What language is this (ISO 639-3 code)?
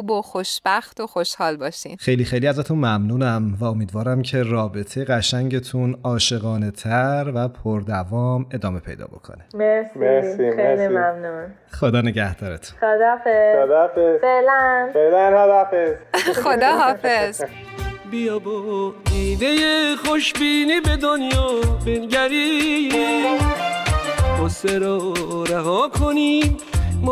fas